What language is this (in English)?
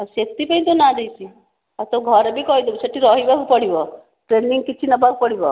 Odia